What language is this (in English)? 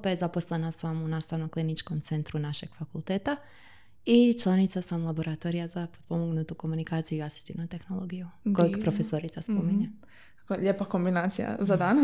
Croatian